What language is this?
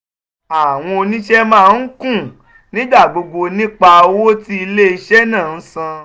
Yoruba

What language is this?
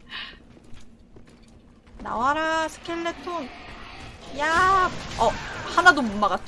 Korean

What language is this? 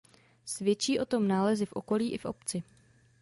Czech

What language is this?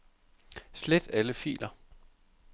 Danish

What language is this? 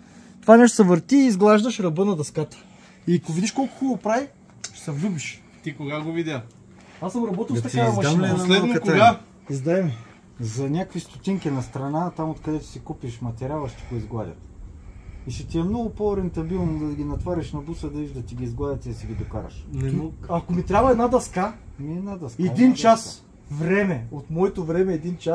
Bulgarian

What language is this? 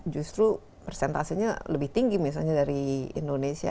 Indonesian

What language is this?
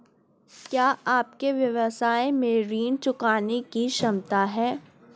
Hindi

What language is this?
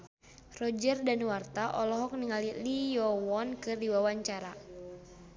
Sundanese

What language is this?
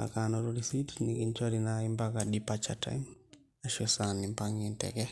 Masai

